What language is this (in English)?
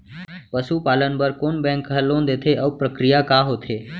Chhattisgarhi